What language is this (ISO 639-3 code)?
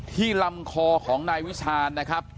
tha